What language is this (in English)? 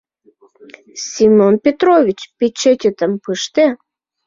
Mari